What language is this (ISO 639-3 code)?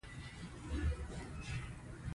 pus